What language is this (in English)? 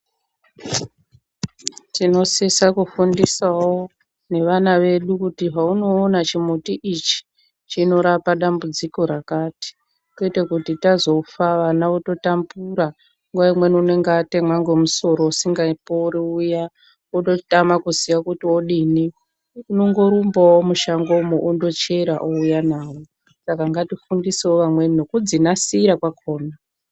Ndau